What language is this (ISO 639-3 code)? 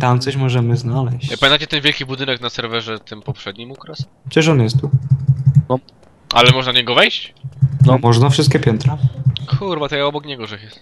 pol